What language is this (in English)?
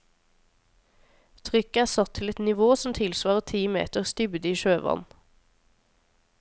Norwegian